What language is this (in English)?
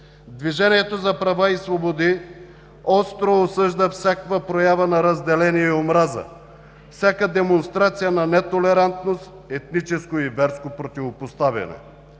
Bulgarian